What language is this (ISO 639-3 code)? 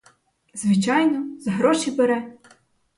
ukr